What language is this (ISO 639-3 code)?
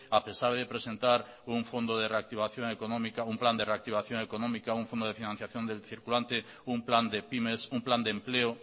spa